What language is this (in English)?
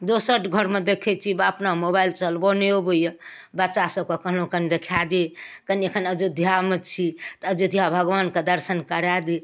Maithili